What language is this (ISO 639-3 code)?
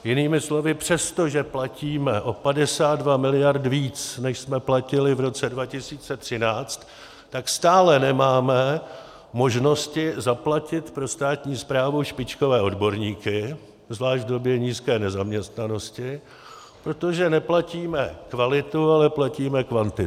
ces